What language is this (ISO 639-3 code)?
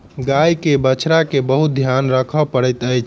mai